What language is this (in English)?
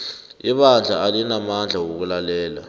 South Ndebele